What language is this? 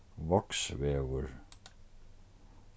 Faroese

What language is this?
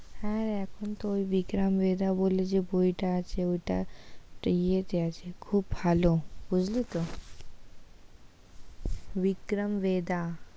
Bangla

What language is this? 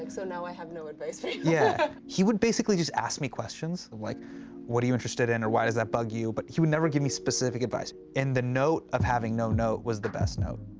English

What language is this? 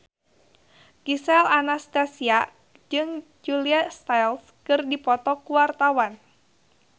Sundanese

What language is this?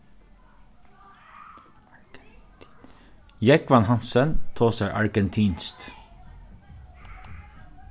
Faroese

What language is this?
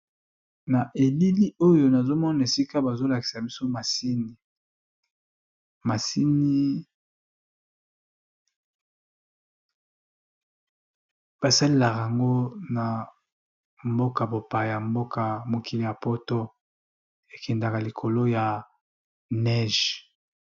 Lingala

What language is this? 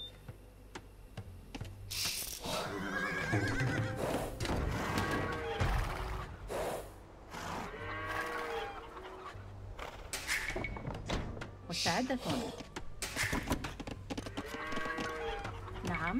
Arabic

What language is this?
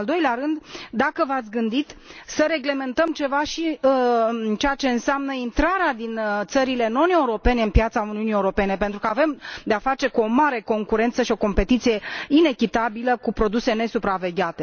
Romanian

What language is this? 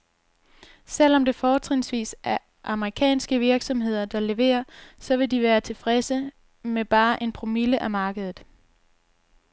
Danish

